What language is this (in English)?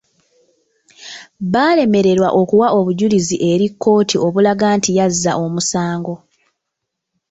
Ganda